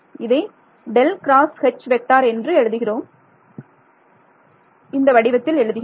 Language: Tamil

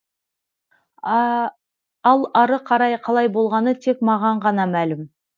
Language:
Kazakh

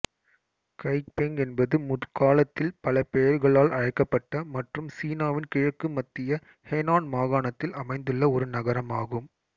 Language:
Tamil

